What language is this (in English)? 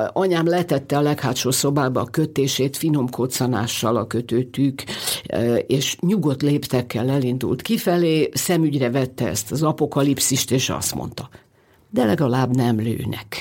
Hungarian